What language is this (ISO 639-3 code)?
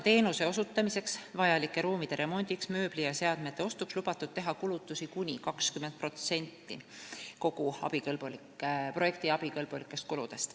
est